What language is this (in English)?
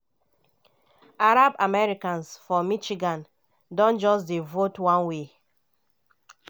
Nigerian Pidgin